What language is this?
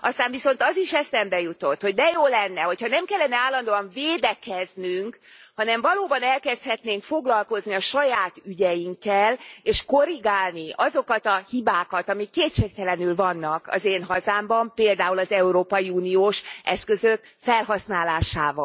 Hungarian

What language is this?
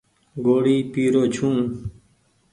Goaria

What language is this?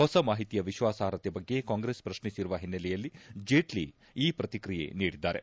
Kannada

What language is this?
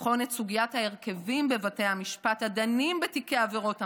Hebrew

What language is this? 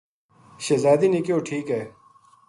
Gujari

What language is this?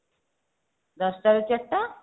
Odia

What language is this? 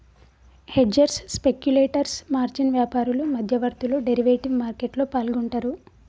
Telugu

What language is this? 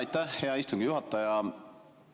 Estonian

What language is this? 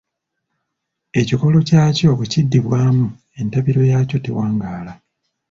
Ganda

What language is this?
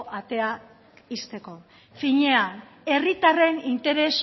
Basque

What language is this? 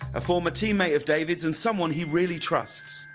English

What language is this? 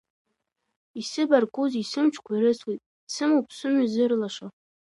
Abkhazian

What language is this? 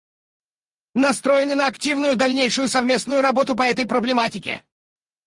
Russian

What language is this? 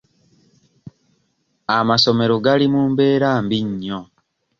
Ganda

